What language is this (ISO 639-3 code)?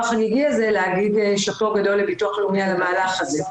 heb